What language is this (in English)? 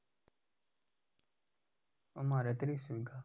Gujarati